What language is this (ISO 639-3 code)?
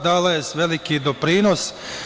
srp